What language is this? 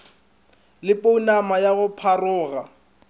Northern Sotho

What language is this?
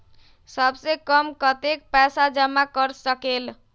Magahi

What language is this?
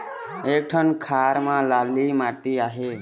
Chhattisgarhi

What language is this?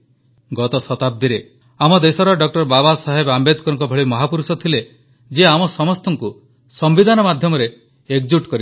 Odia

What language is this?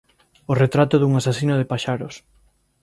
Galician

